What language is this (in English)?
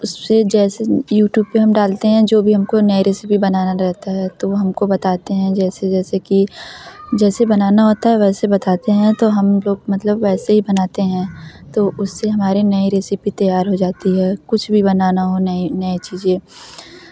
Hindi